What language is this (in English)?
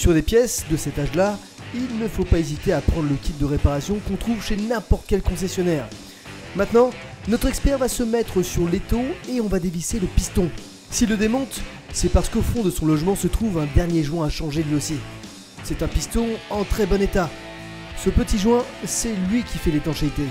French